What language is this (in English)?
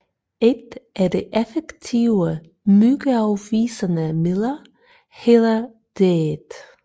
Danish